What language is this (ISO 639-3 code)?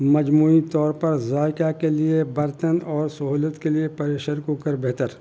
urd